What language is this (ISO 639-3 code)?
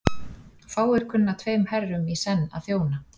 isl